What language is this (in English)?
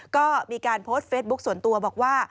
Thai